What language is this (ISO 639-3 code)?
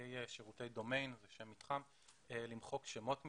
heb